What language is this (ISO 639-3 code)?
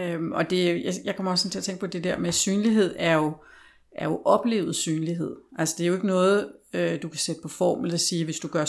dan